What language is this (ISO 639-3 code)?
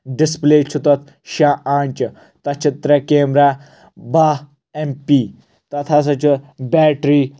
kas